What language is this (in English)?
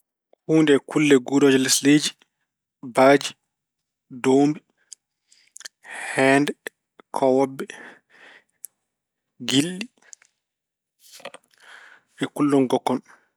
Fula